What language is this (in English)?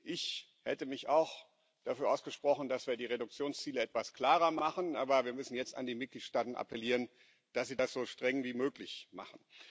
German